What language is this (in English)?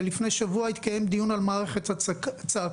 Hebrew